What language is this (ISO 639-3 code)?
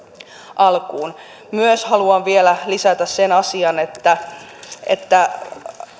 fin